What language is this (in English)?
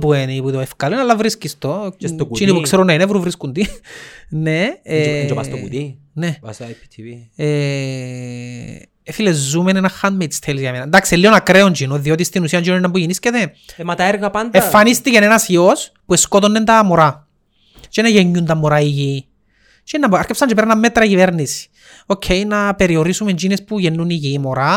Greek